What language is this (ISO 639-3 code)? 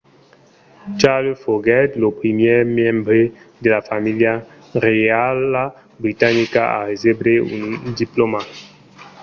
oci